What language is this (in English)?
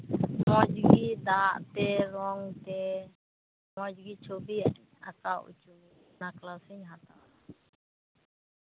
Santali